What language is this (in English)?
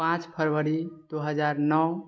Maithili